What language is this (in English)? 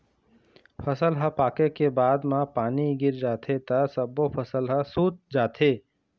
Chhattisgarhi